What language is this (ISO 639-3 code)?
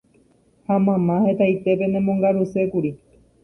grn